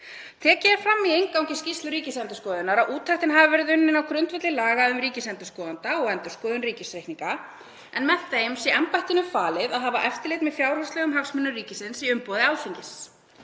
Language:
Icelandic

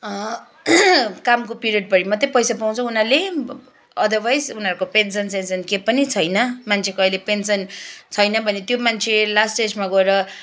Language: Nepali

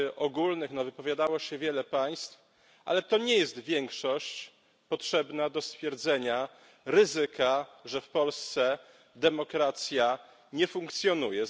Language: Polish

